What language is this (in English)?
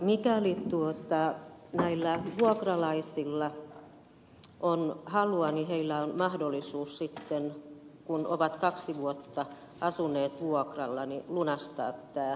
Finnish